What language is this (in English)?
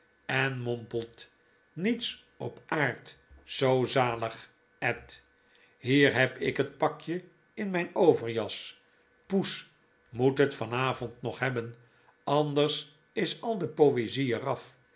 Dutch